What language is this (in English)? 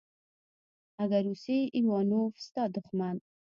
Pashto